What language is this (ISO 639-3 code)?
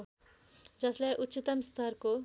nep